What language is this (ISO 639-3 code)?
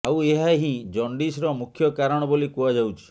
ori